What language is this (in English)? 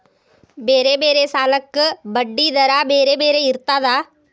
Kannada